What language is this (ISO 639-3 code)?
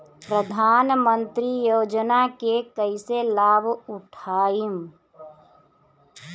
bho